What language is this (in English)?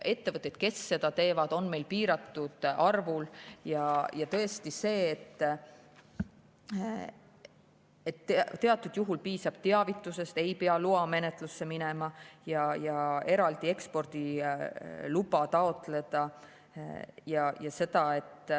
Estonian